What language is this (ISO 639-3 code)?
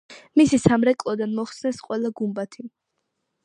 kat